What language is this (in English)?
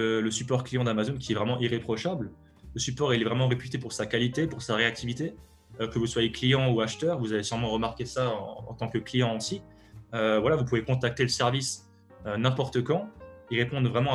French